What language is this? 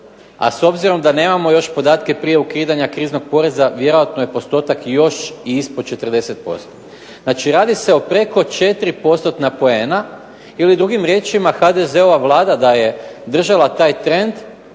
Croatian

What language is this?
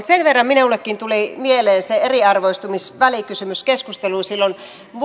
Finnish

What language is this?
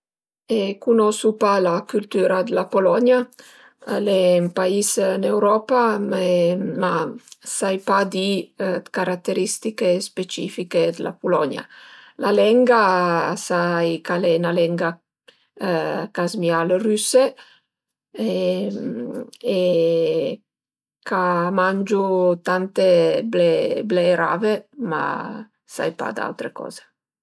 Piedmontese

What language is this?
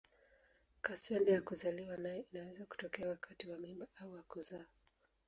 Swahili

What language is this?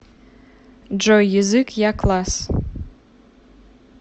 Russian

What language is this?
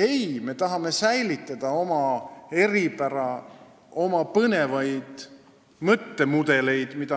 Estonian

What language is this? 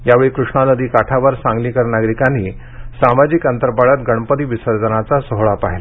Marathi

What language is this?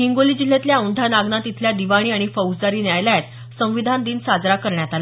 Marathi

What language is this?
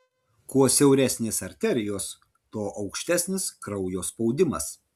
Lithuanian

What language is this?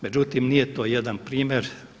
Croatian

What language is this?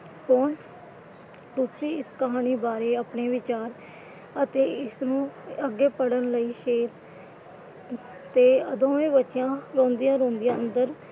Punjabi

